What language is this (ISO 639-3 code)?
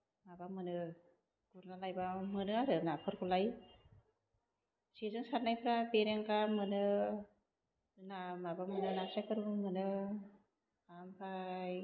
brx